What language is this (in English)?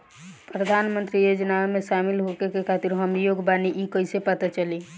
Bhojpuri